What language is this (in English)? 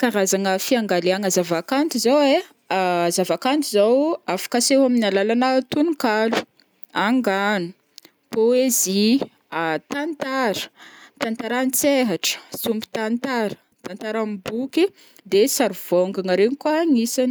Northern Betsimisaraka Malagasy